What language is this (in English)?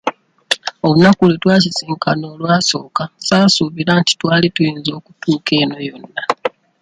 Ganda